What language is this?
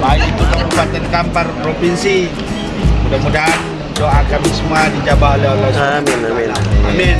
Indonesian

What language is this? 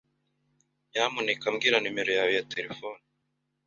Kinyarwanda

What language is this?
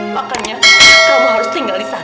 Indonesian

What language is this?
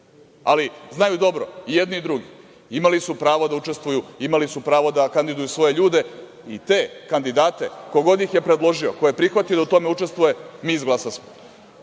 Serbian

